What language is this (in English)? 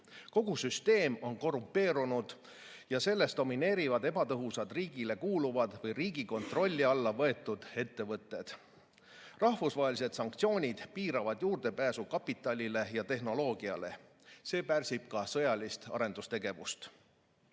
Estonian